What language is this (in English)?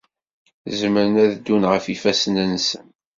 Kabyle